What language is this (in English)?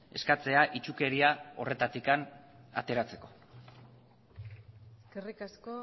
Basque